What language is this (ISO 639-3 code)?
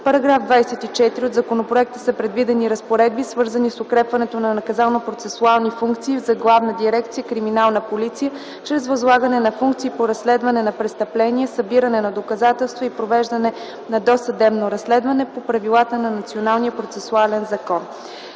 bul